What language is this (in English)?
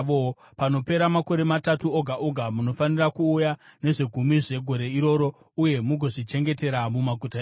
Shona